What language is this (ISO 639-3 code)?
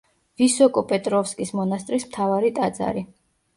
kat